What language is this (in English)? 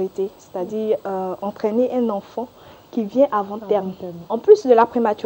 French